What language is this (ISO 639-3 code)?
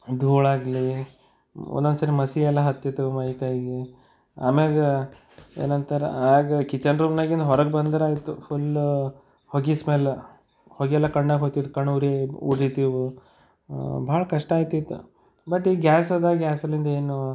kan